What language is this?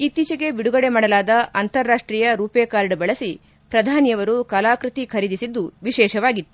Kannada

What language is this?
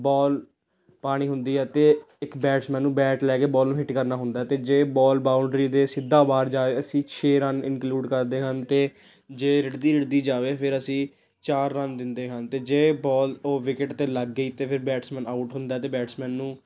Punjabi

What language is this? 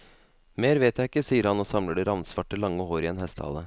Norwegian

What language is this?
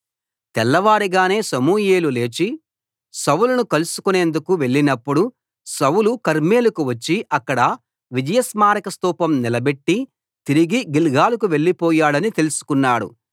Telugu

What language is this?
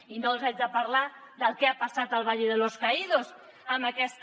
Catalan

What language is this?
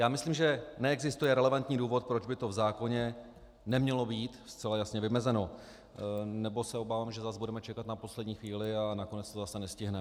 Czech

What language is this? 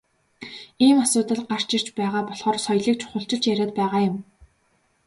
Mongolian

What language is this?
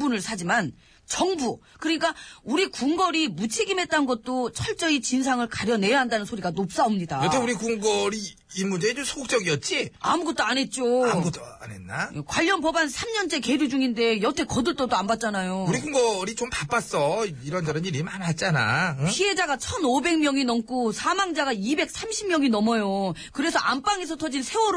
Korean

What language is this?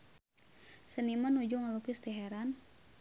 Sundanese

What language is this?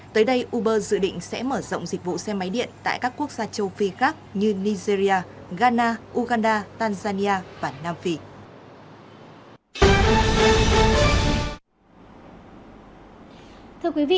Vietnamese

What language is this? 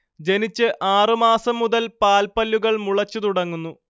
Malayalam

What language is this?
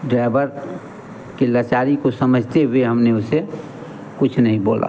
Hindi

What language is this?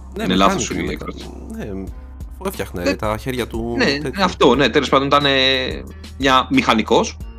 Greek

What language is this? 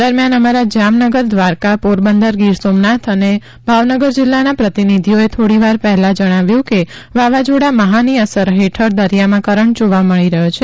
Gujarati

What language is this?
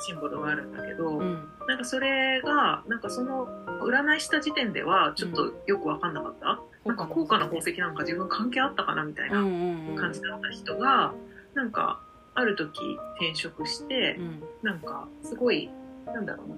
Japanese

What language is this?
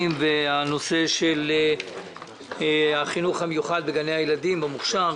Hebrew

